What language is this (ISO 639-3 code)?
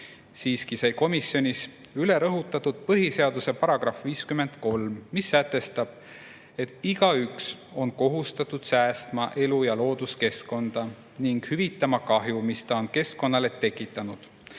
est